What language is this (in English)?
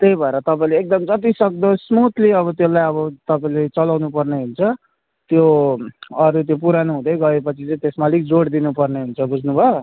Nepali